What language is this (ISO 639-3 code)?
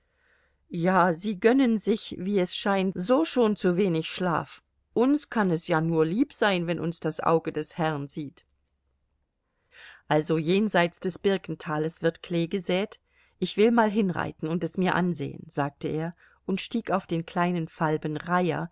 deu